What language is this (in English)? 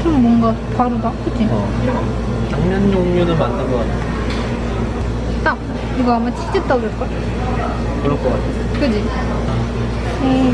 Korean